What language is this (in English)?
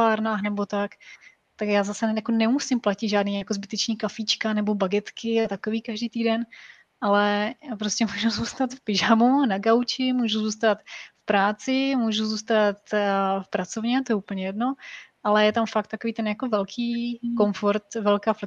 Czech